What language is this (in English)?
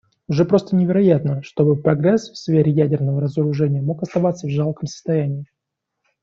Russian